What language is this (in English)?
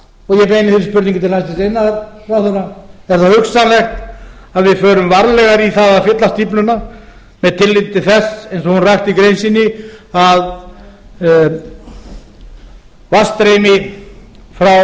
Icelandic